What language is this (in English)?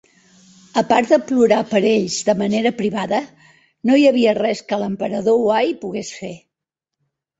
Catalan